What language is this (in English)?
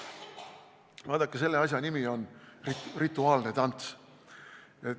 Estonian